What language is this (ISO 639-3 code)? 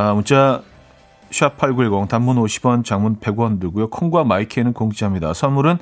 kor